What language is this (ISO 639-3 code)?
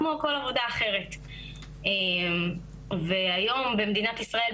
heb